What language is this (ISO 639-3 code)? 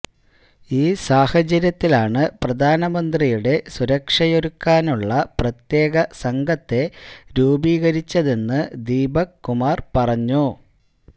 mal